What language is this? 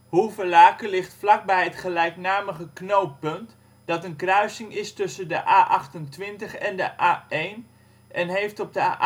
Dutch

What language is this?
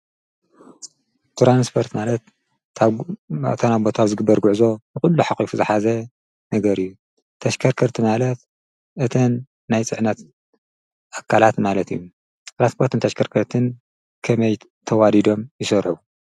Tigrinya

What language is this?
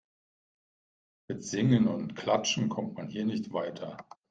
German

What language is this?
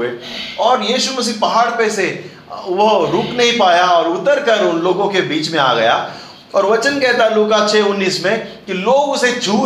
Hindi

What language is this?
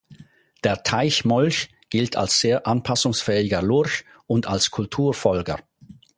German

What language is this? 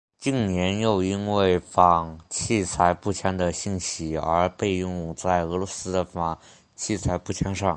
Chinese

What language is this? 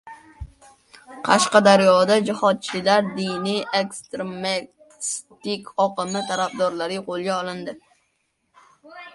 Uzbek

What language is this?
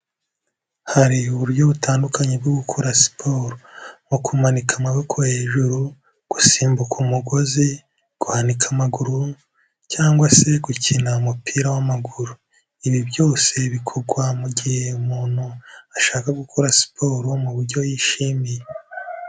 Kinyarwanda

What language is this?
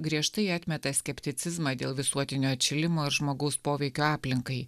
Lithuanian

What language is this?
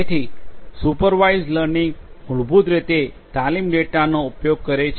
Gujarati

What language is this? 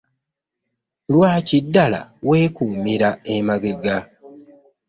Ganda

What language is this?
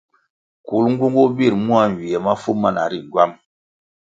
Kwasio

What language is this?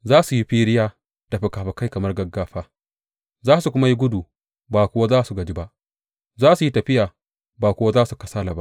Hausa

